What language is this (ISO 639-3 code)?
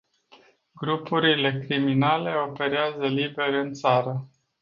ron